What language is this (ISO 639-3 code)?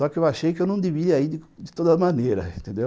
por